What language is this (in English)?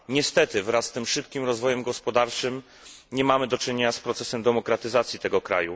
Polish